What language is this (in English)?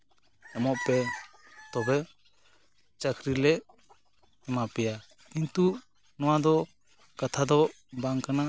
Santali